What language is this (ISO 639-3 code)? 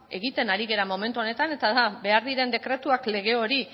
eus